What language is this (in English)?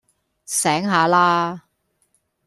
Cantonese